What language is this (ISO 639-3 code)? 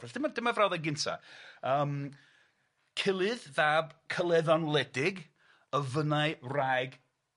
cym